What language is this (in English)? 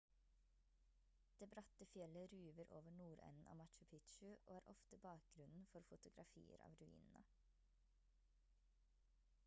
Norwegian Bokmål